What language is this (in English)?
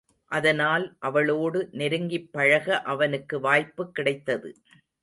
Tamil